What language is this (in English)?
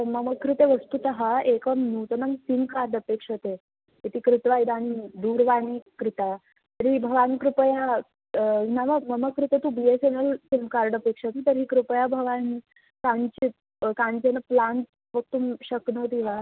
Sanskrit